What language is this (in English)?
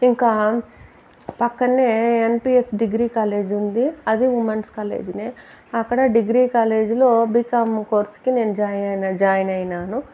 Telugu